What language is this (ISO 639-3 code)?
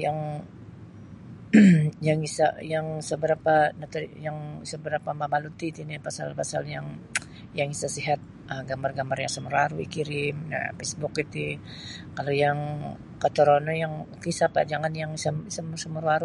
bsy